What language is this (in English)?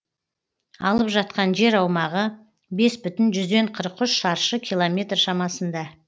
Kazakh